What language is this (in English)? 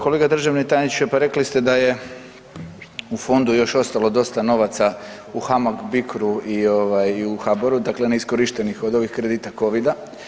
Croatian